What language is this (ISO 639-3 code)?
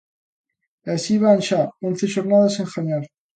glg